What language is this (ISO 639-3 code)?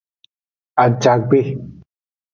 ajg